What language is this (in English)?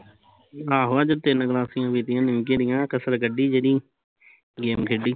Punjabi